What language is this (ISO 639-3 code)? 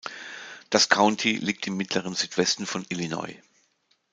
deu